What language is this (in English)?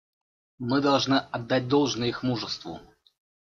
Russian